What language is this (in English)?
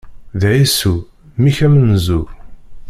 Kabyle